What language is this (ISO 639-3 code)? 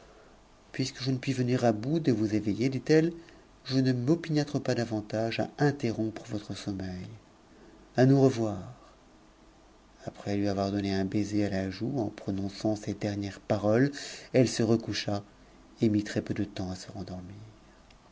fra